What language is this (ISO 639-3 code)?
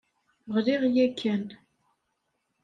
kab